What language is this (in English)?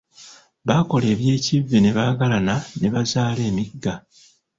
Ganda